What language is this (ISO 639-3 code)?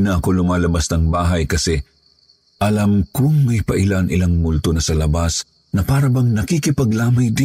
fil